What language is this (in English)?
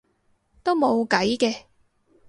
Cantonese